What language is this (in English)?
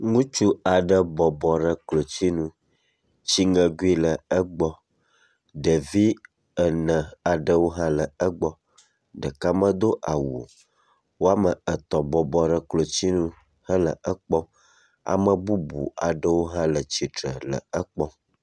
Ewe